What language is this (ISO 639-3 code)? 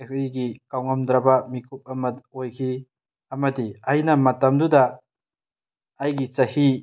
mni